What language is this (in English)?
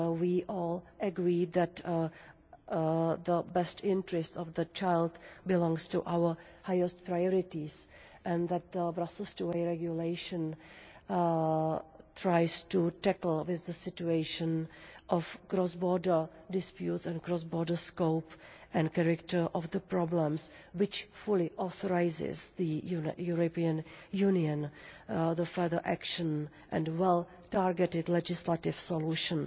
English